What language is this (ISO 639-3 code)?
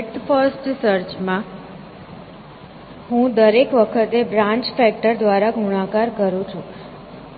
guj